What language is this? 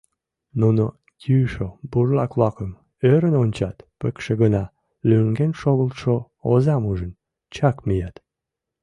Mari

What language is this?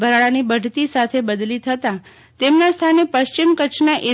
Gujarati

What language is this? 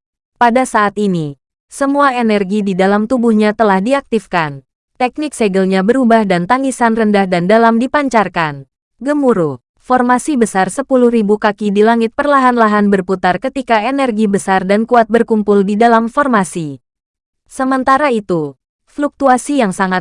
Indonesian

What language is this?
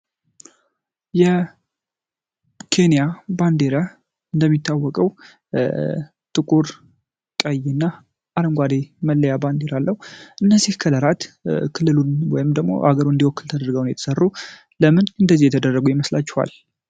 Amharic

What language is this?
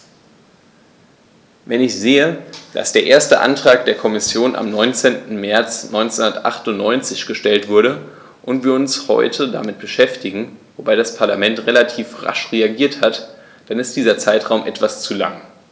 German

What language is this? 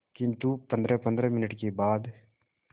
Hindi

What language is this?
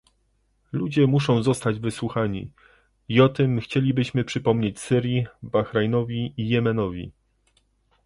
Polish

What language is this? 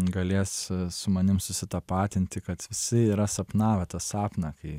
Lithuanian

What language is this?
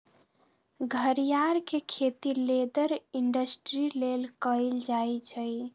Magahi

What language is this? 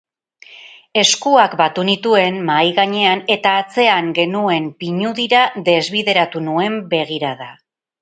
Basque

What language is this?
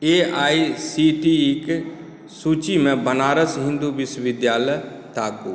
Maithili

